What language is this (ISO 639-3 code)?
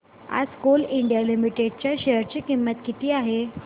mar